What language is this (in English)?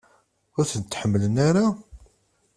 Kabyle